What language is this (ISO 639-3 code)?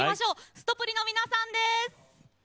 jpn